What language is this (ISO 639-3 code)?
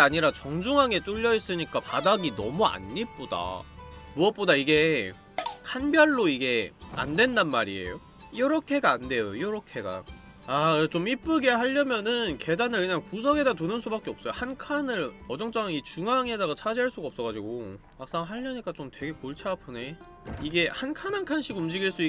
kor